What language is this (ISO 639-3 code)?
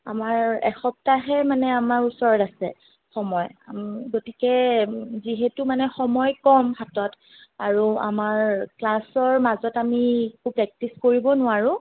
asm